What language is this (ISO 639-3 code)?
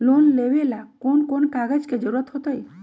mag